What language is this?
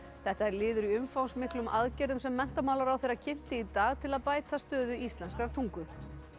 Icelandic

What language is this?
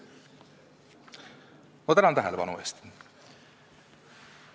Estonian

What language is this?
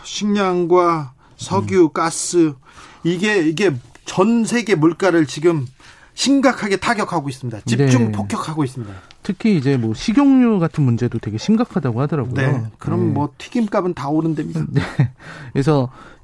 Korean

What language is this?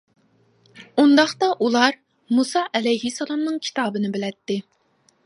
Uyghur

